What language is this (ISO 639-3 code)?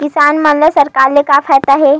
hne